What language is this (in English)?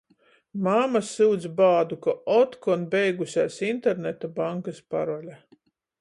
Latgalian